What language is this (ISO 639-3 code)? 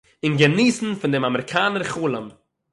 yid